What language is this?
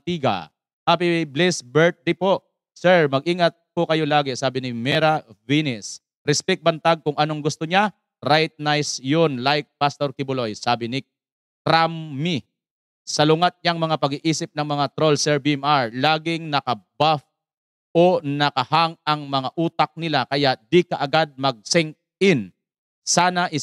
Filipino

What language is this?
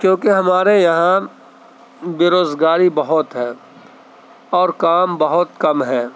Urdu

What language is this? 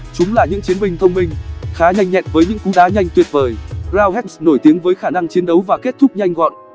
Vietnamese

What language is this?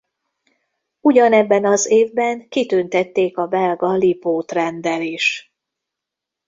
Hungarian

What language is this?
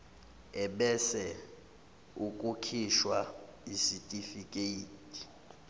Zulu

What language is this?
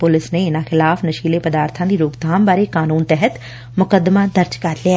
Punjabi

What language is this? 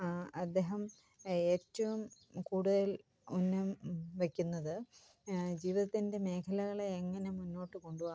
Malayalam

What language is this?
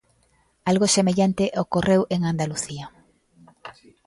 Galician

